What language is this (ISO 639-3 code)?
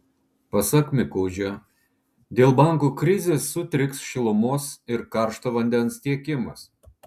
lit